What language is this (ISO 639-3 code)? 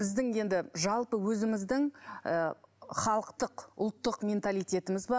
kaz